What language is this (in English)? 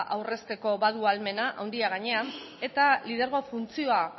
Basque